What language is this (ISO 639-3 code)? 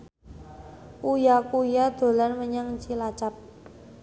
jav